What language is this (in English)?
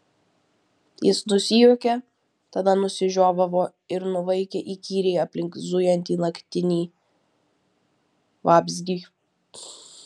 Lithuanian